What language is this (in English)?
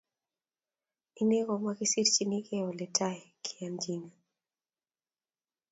Kalenjin